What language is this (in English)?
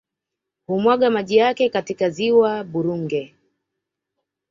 Swahili